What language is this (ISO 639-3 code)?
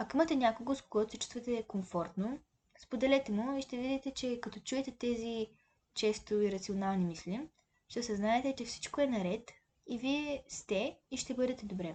bul